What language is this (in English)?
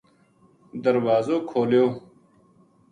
Gujari